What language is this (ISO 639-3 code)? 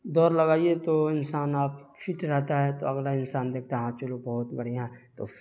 urd